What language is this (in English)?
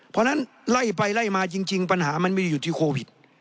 Thai